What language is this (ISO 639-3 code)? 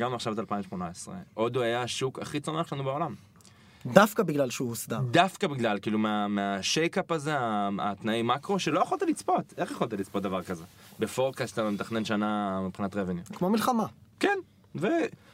heb